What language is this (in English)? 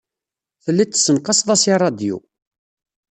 Kabyle